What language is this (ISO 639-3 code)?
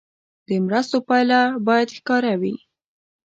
pus